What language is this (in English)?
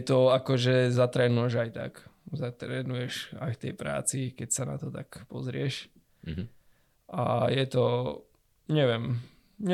Slovak